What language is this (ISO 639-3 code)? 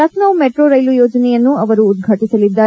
kan